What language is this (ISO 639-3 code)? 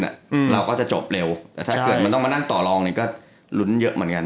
tha